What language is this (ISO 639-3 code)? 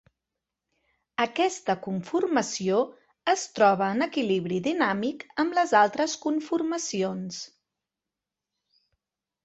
cat